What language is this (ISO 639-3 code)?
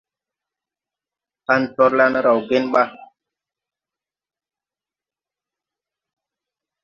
tui